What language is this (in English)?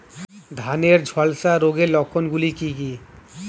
Bangla